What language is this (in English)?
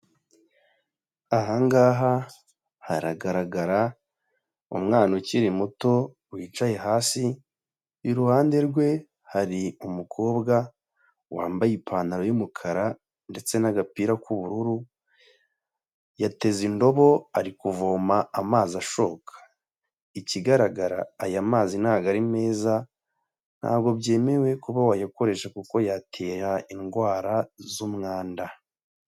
Kinyarwanda